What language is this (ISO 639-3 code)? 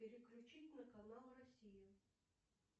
rus